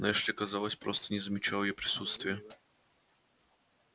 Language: Russian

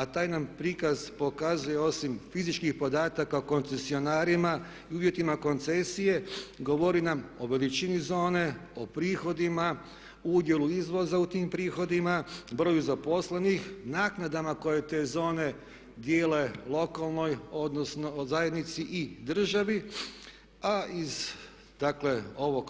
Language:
Croatian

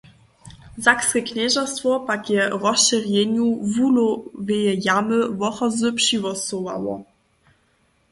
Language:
Upper Sorbian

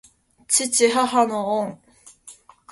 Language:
Japanese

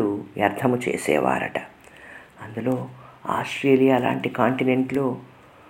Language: Telugu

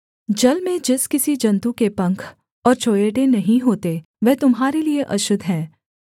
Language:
Hindi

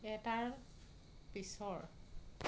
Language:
Assamese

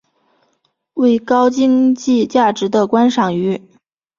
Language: Chinese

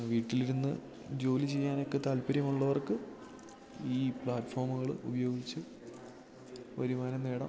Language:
Malayalam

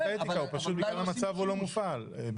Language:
Hebrew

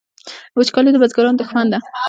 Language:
Pashto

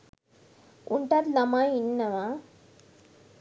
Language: Sinhala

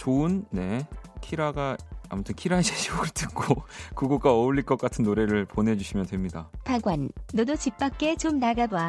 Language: Korean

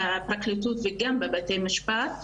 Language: Hebrew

